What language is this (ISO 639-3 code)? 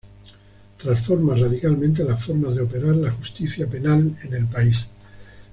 spa